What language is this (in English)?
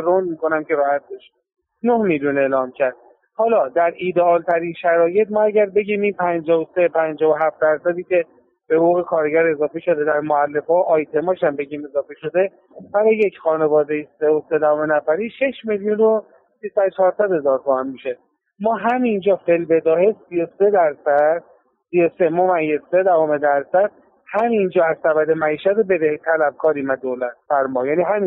Persian